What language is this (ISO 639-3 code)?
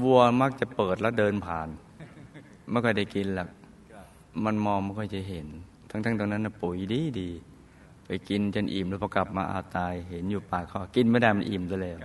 tha